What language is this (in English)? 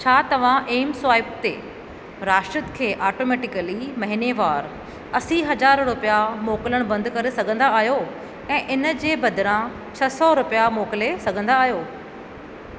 Sindhi